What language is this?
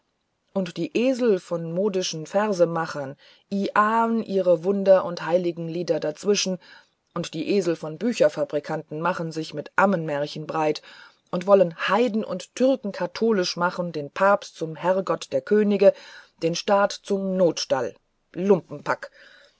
German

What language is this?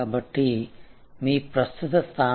Telugu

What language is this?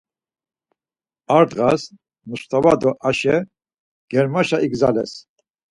Laz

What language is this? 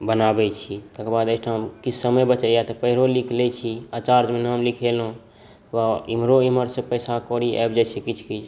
Maithili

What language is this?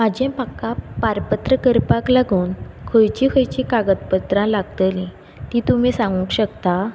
Konkani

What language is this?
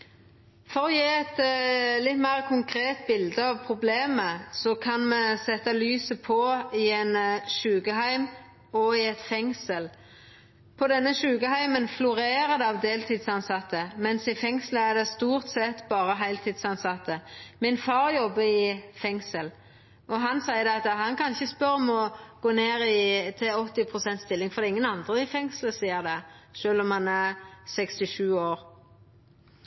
Norwegian Nynorsk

